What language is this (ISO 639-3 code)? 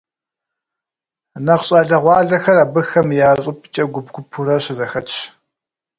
kbd